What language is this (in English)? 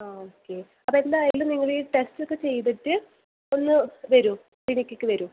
Malayalam